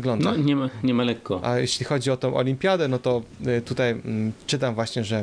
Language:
Polish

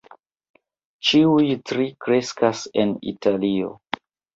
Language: Esperanto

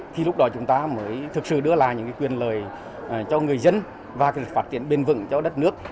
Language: Vietnamese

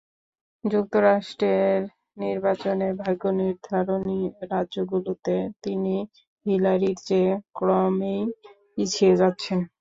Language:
Bangla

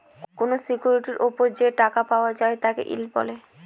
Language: Bangla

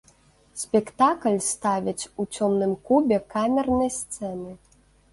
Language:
Belarusian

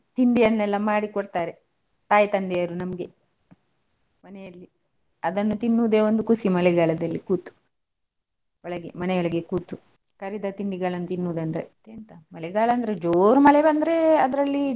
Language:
Kannada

